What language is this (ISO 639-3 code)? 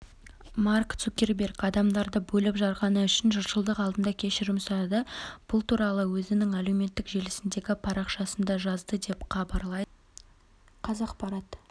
kaz